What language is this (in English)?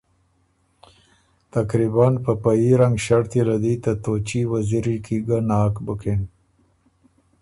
Ormuri